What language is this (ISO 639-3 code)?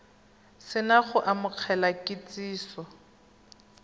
tsn